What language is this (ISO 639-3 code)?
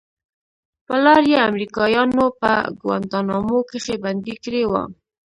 pus